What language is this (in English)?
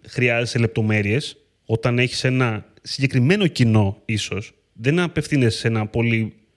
Greek